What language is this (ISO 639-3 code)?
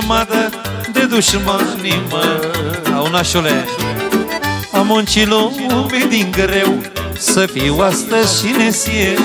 ron